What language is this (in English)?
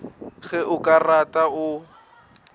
Northern Sotho